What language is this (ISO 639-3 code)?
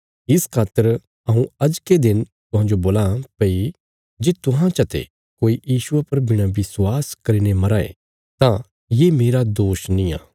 kfs